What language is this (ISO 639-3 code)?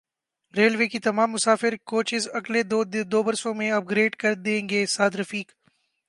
urd